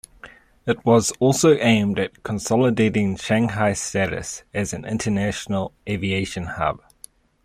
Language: English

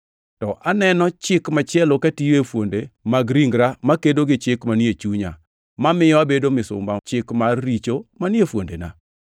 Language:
Luo (Kenya and Tanzania)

